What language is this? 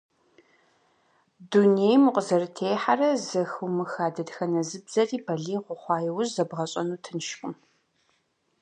Kabardian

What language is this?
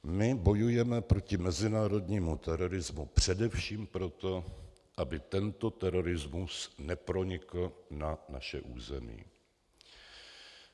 Czech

